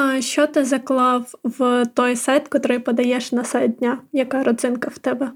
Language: Ukrainian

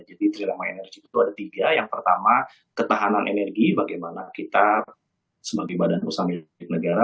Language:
Indonesian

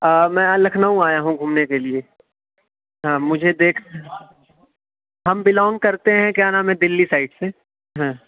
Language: Urdu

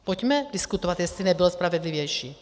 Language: Czech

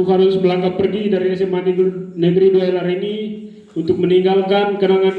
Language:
Indonesian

